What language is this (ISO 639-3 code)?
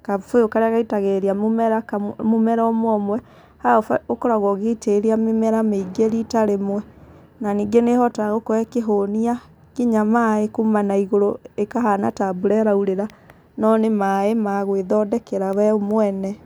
kik